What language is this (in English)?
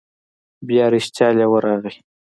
Pashto